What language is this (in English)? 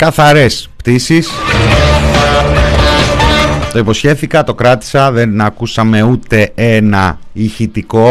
Greek